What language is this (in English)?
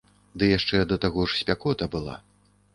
Belarusian